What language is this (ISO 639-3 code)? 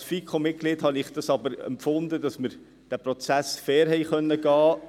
gsw